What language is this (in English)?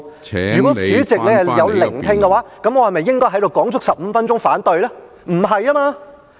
Cantonese